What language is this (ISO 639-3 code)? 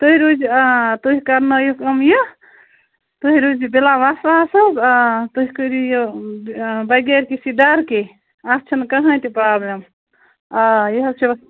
kas